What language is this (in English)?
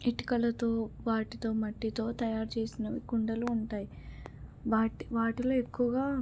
Telugu